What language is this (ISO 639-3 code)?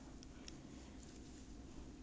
eng